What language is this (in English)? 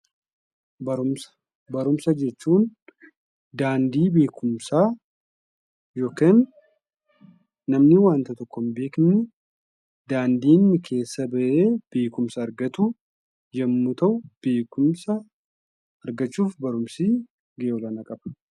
Oromo